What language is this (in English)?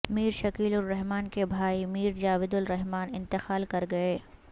Urdu